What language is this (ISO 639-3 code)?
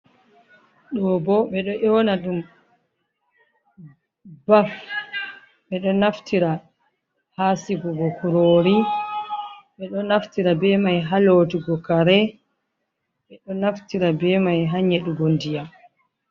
ful